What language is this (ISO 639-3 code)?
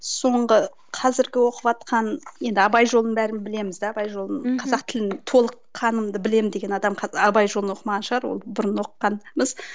kaz